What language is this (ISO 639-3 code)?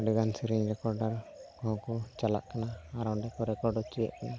sat